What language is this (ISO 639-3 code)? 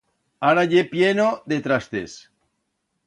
arg